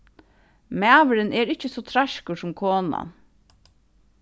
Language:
Faroese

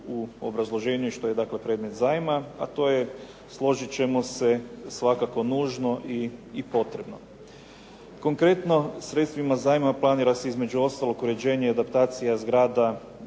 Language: Croatian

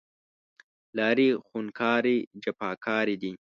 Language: Pashto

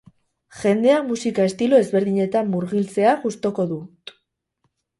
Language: Basque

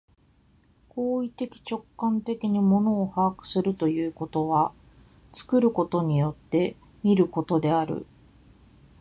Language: Japanese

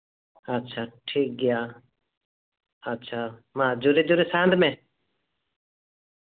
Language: Santali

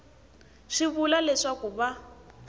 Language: Tsonga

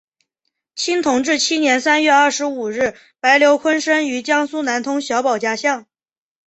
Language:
Chinese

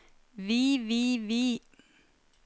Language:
Norwegian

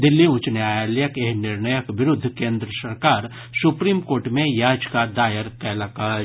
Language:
Maithili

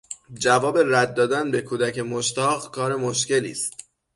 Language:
Persian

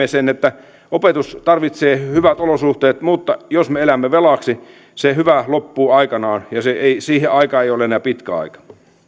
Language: Finnish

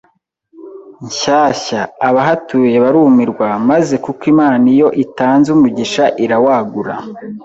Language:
Kinyarwanda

